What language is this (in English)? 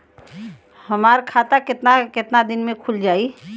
Bhojpuri